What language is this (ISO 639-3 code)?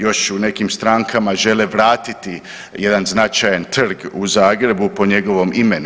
hrv